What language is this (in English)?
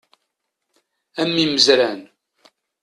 Kabyle